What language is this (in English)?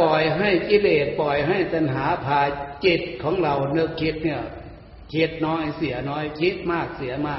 Thai